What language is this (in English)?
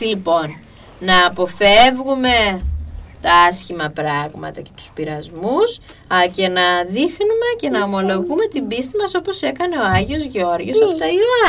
Greek